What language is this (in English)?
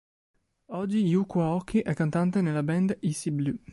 Italian